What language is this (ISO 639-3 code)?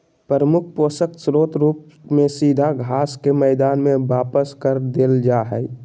mag